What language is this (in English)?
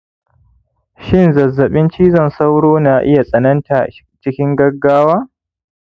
Hausa